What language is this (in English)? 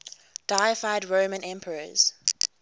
English